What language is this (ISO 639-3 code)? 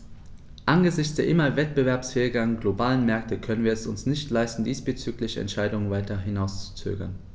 deu